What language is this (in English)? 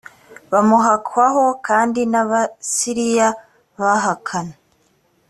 Kinyarwanda